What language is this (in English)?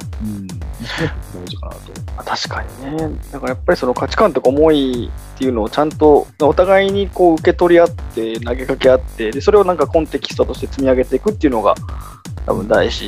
Japanese